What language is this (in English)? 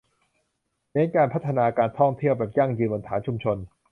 Thai